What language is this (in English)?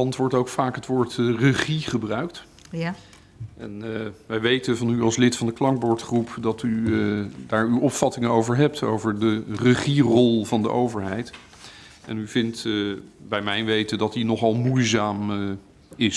Dutch